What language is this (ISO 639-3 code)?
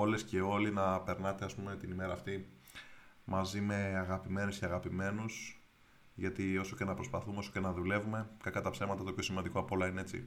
ell